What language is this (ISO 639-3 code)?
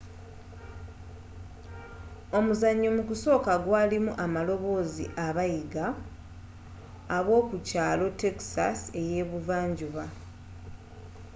lug